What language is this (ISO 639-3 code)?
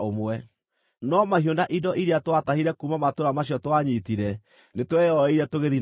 kik